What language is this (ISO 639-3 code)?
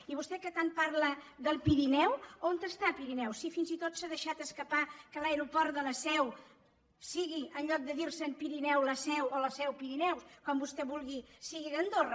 cat